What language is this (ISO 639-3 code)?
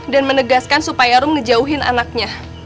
ind